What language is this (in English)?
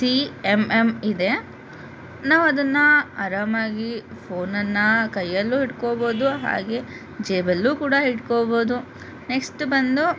Kannada